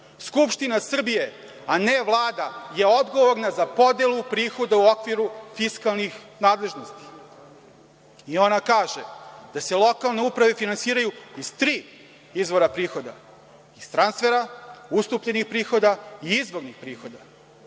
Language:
Serbian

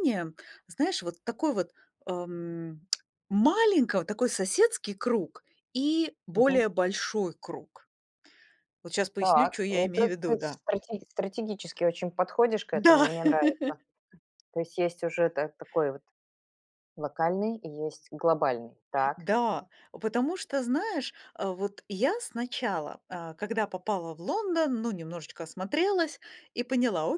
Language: Russian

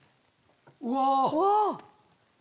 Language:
Japanese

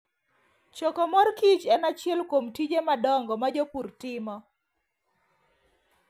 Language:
Luo (Kenya and Tanzania)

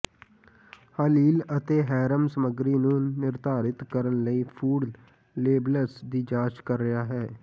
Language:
Punjabi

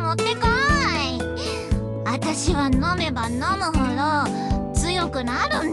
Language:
Japanese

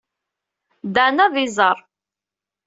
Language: Kabyle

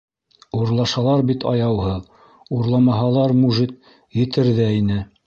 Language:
Bashkir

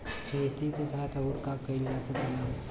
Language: Bhojpuri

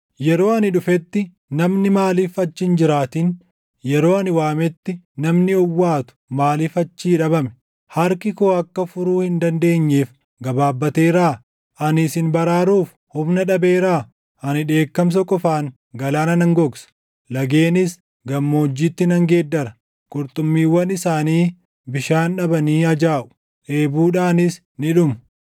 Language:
Oromo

